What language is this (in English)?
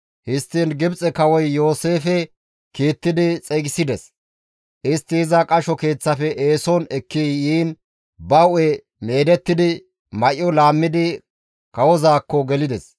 Gamo